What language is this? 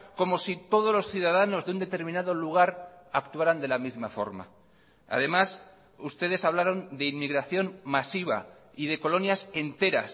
Spanish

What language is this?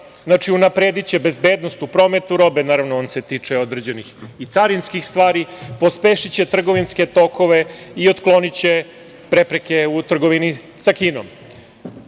Serbian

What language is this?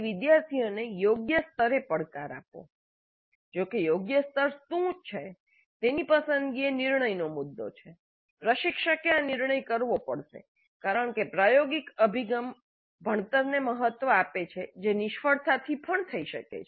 Gujarati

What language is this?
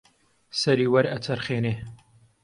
Central Kurdish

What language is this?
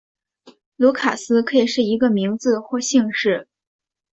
Chinese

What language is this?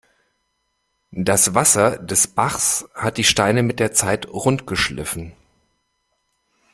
German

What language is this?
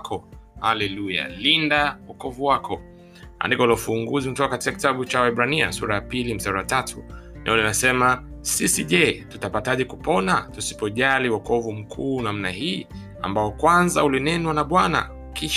Swahili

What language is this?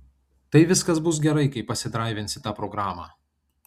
Lithuanian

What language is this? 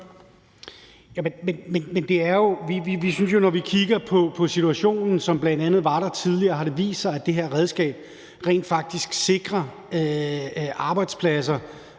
Danish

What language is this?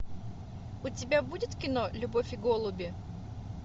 Russian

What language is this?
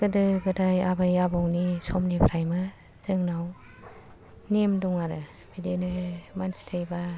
Bodo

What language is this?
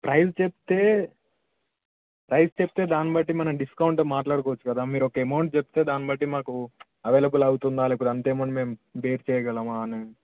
Telugu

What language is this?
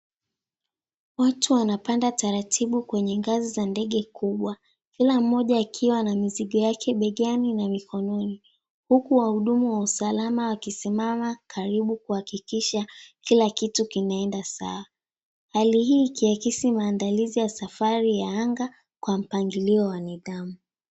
Swahili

